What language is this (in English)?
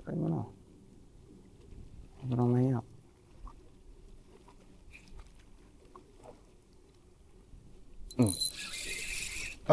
Filipino